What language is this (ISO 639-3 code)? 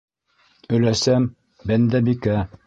bak